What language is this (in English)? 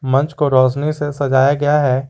Hindi